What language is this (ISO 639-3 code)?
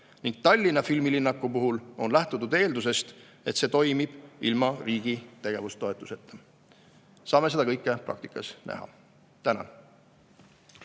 est